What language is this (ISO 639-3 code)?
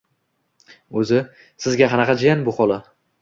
uzb